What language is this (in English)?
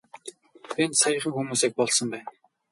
Mongolian